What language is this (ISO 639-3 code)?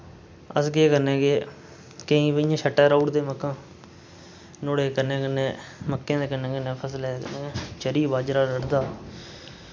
doi